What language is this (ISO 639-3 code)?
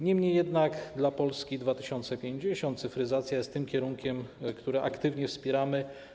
pol